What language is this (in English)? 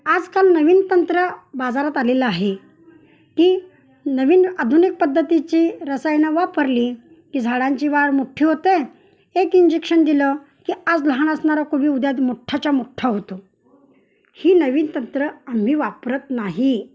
Marathi